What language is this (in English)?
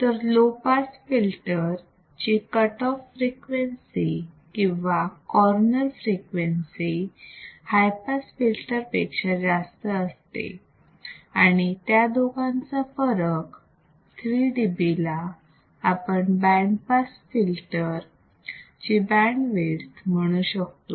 Marathi